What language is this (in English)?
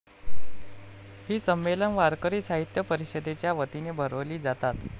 Marathi